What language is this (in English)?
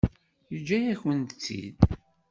Kabyle